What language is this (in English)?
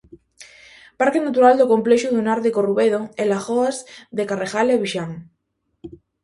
Galician